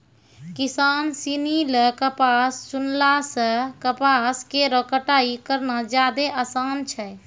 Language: Maithili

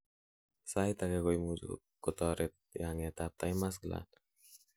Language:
Kalenjin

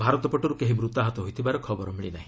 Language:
Odia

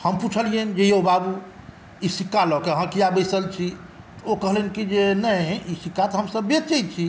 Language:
Maithili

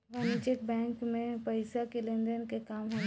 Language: Bhojpuri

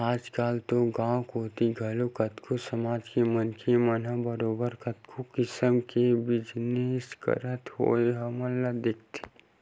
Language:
Chhattisgarhi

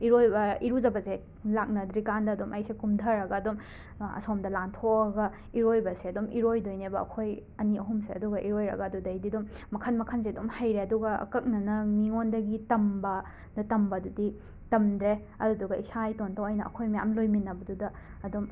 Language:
Manipuri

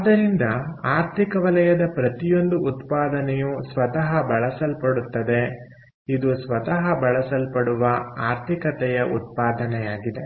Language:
Kannada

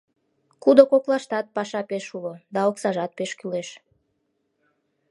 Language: Mari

